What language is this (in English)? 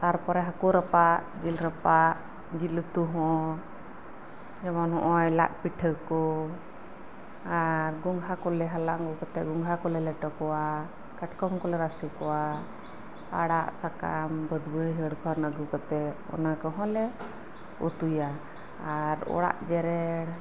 Santali